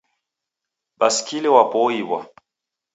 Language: Taita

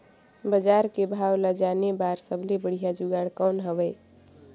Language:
Chhattisgarhi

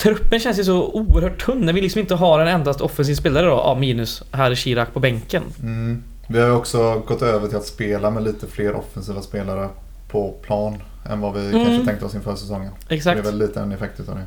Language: Swedish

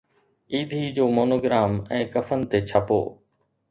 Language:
Sindhi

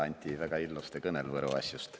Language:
Estonian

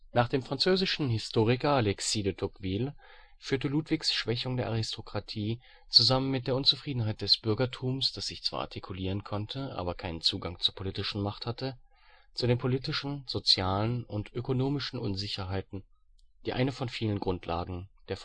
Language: German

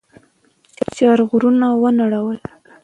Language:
Pashto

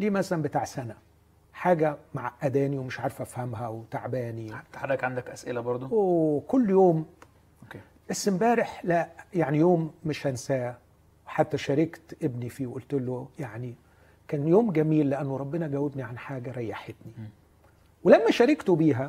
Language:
Arabic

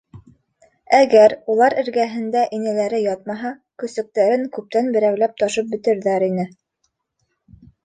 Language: Bashkir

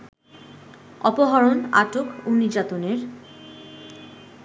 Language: Bangla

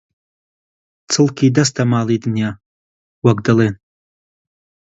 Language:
Central Kurdish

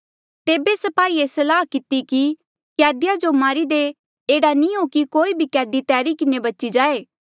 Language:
Mandeali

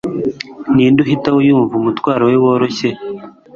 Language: Kinyarwanda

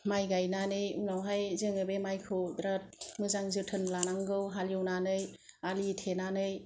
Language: Bodo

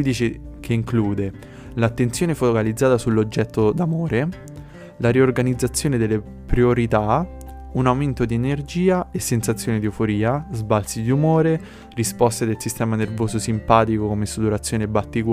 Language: Italian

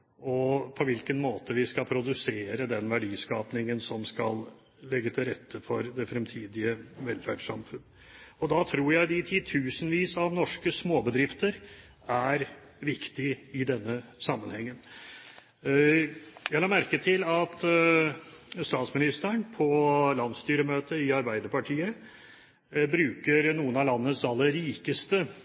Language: Norwegian Bokmål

